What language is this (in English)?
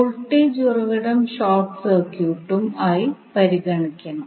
Malayalam